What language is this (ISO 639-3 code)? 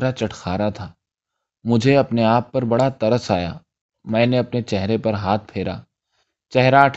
urd